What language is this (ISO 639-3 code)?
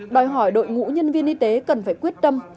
vie